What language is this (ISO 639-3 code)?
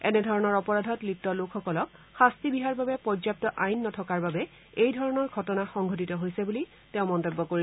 asm